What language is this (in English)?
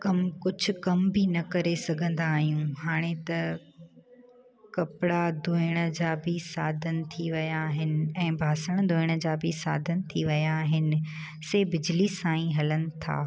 Sindhi